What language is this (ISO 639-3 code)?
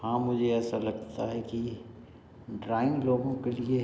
hin